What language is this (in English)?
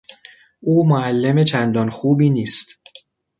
Persian